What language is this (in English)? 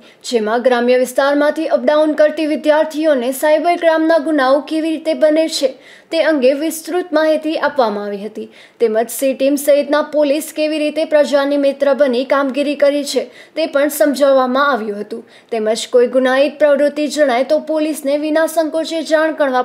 Gujarati